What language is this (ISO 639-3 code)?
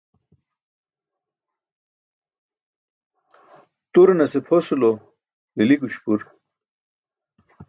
bsk